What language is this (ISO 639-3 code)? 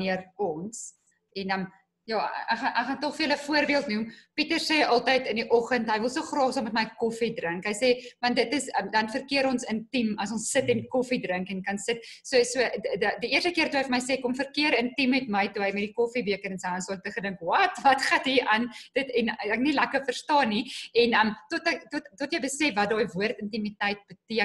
nld